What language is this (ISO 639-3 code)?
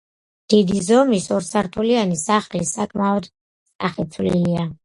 kat